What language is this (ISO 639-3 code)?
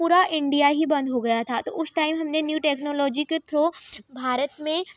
hin